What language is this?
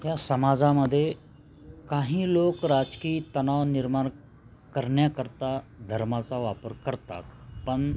Marathi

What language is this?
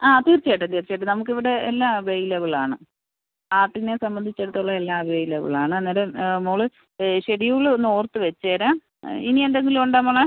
Malayalam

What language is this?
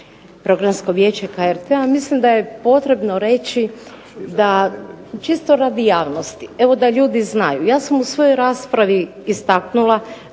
Croatian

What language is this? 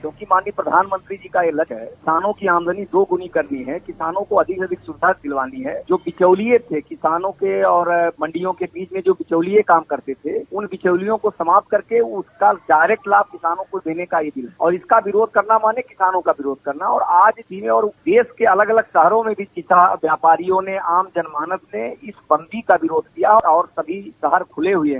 Hindi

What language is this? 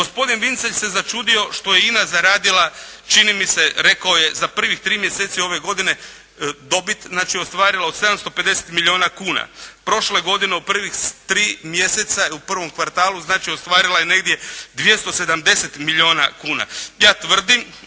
Croatian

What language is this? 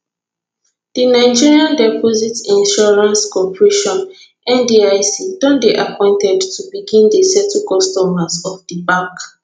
Nigerian Pidgin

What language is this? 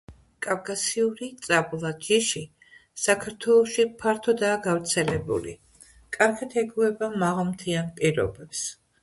Georgian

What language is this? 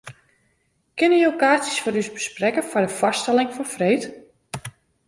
Western Frisian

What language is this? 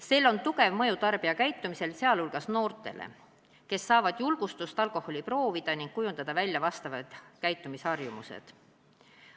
Estonian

